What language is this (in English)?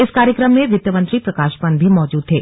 Hindi